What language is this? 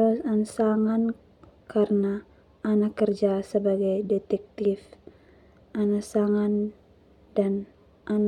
Termanu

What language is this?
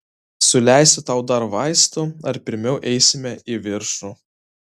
Lithuanian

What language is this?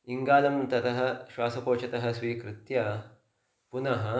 Sanskrit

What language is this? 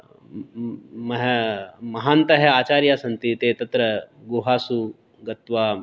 Sanskrit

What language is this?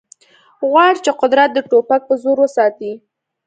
Pashto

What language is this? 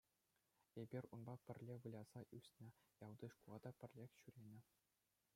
Chuvash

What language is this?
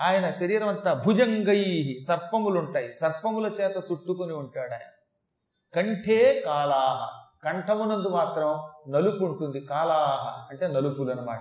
Telugu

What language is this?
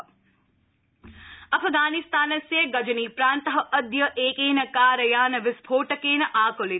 Sanskrit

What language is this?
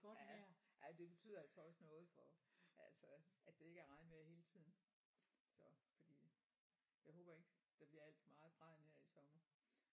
Danish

